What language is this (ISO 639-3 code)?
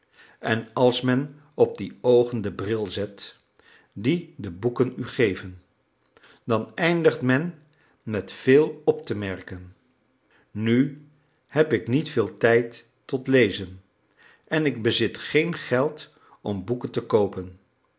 nld